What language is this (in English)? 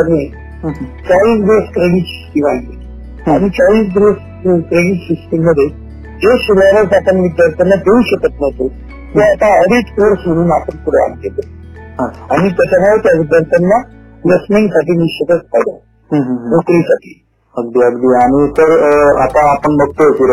Marathi